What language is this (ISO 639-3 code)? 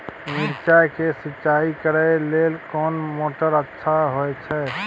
mai